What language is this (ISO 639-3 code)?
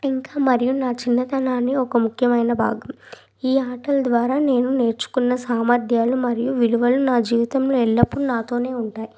tel